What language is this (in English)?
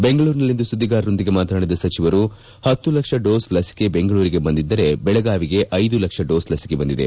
Kannada